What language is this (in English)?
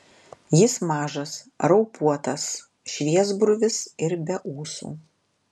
Lithuanian